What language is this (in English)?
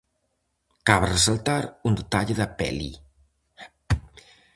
Galician